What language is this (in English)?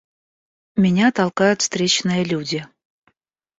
Russian